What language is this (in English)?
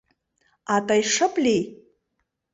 Mari